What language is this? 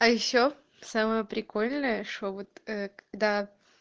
Russian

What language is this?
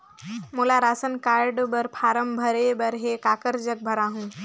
Chhattisgarhi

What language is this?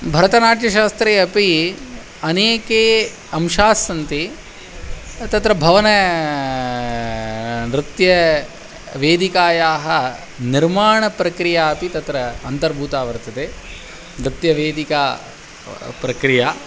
Sanskrit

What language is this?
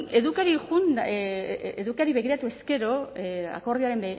Basque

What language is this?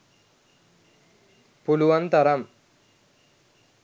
Sinhala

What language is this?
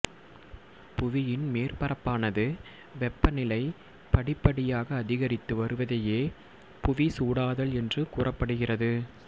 Tamil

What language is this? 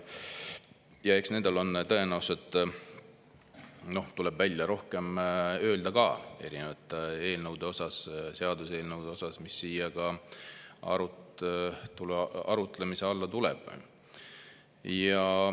Estonian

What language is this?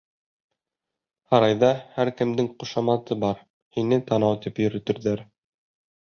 Bashkir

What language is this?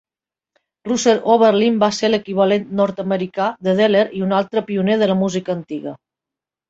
Catalan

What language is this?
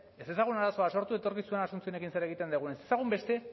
Basque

